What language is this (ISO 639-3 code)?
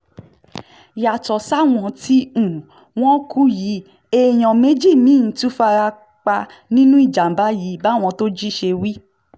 yor